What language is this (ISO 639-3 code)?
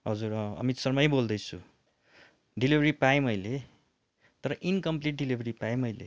nep